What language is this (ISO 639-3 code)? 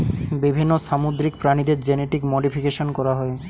ben